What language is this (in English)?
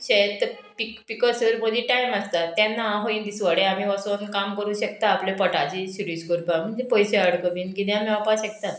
Konkani